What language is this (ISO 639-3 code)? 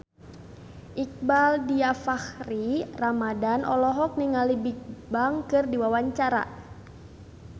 sun